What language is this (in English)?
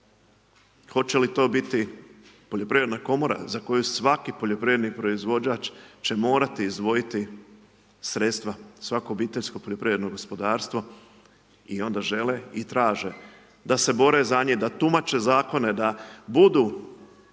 Croatian